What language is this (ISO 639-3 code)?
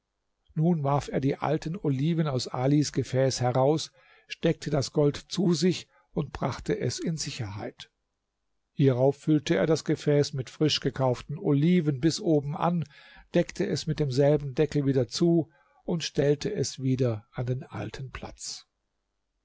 deu